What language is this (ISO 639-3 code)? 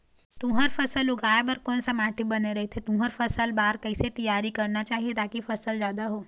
hne